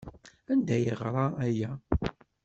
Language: Kabyle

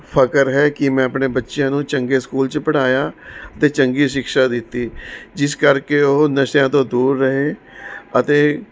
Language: Punjabi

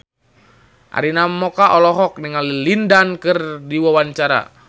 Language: Sundanese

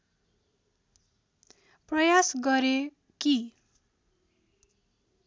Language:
Nepali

